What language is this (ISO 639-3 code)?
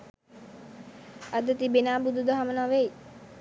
sin